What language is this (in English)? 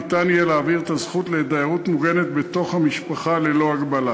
Hebrew